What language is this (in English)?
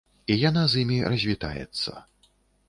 Belarusian